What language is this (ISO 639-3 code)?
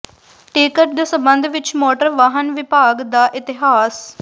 pan